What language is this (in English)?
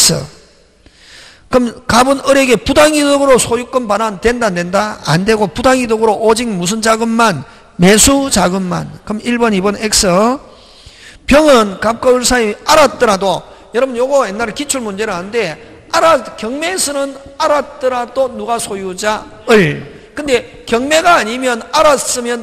Korean